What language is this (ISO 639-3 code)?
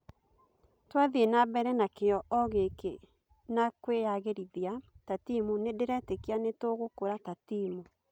kik